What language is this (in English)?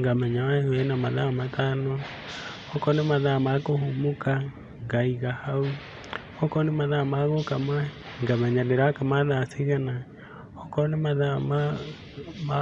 Kikuyu